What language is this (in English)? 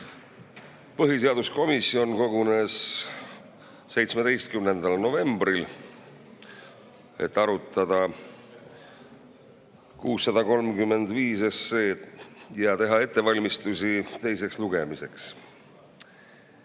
Estonian